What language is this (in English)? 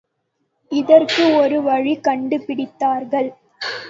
Tamil